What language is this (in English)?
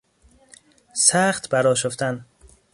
Persian